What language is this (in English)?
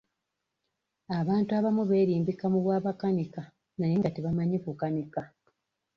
Ganda